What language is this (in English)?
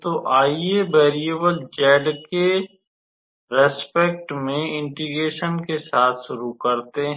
Hindi